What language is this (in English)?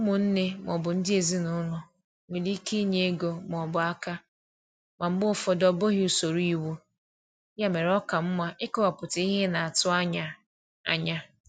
Igbo